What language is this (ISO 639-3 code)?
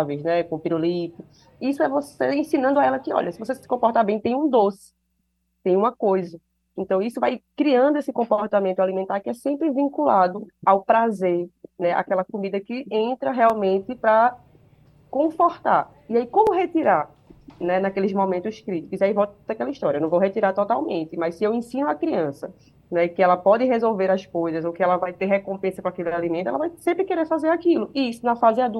por